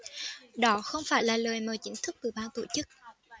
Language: Vietnamese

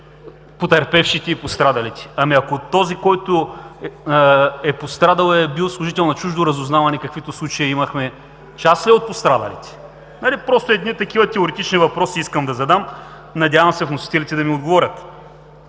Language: Bulgarian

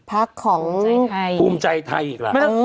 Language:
Thai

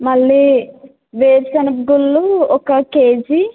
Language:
Telugu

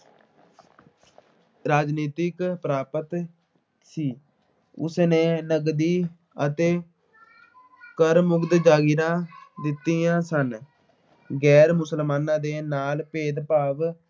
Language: Punjabi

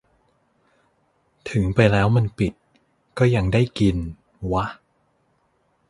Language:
Thai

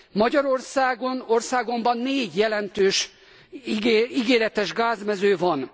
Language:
Hungarian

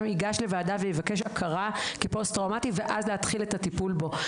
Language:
Hebrew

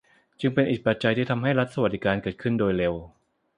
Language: Thai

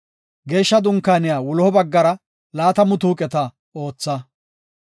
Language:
Gofa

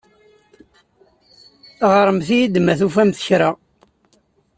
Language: Kabyle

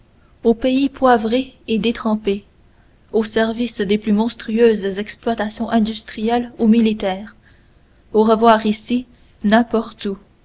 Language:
French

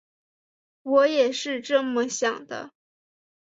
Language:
Chinese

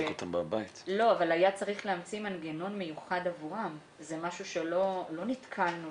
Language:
Hebrew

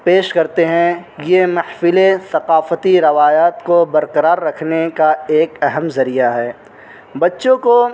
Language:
Urdu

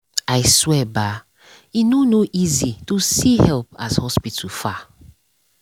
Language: Nigerian Pidgin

